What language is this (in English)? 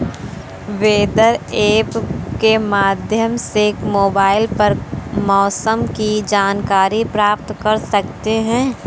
Hindi